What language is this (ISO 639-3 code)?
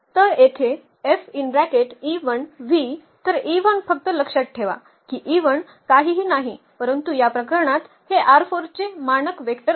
mar